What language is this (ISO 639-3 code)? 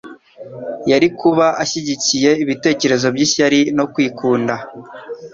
kin